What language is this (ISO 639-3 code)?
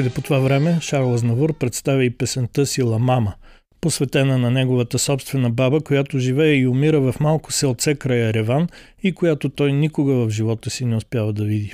bul